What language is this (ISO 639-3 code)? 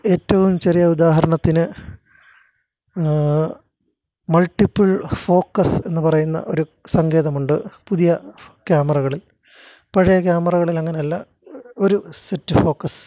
mal